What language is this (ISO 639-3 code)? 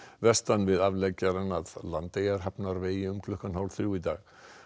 isl